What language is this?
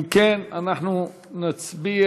Hebrew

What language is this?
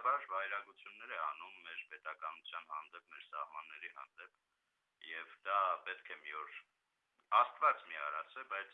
Armenian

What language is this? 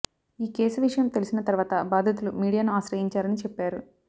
Telugu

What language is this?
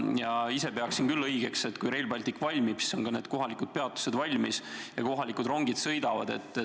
Estonian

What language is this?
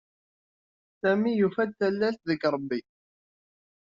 Kabyle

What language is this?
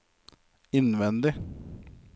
Norwegian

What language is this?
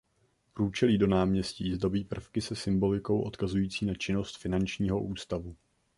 Czech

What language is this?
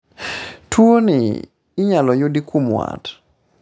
Luo (Kenya and Tanzania)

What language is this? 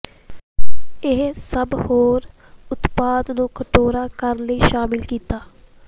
Punjabi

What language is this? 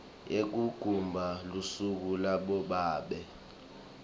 Swati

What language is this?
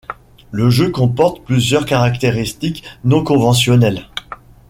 French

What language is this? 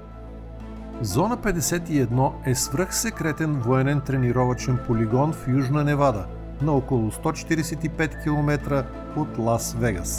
Bulgarian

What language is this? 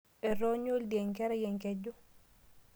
Masai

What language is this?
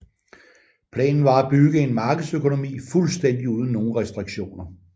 Danish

